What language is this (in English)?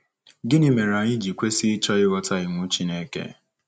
Igbo